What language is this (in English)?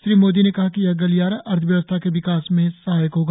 Hindi